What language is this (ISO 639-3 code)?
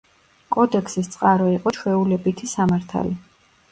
kat